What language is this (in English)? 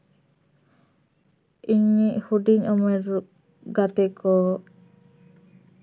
Santali